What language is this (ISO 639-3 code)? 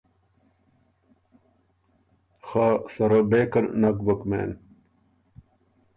oru